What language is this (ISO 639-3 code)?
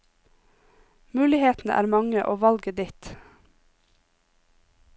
nor